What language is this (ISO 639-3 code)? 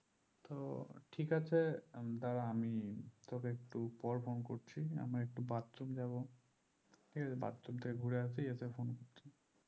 ben